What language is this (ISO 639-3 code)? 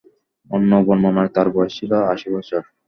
ben